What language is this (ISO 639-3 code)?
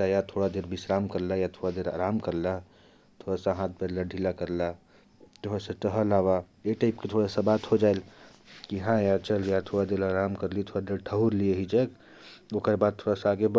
kfp